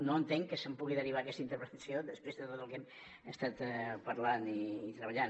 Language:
Catalan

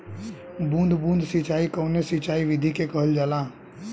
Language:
Bhojpuri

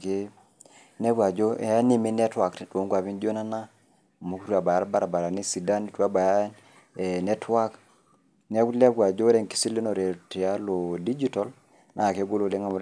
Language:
Masai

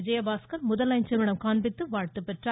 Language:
Tamil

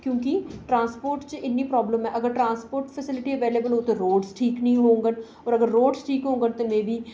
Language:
Dogri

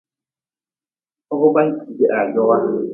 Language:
Nawdm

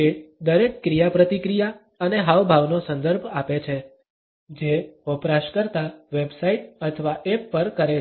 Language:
Gujarati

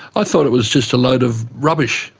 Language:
English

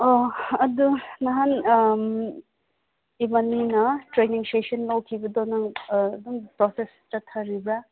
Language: Manipuri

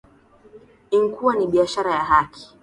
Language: Swahili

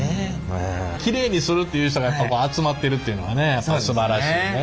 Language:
Japanese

